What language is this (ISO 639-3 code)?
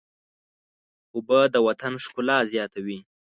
pus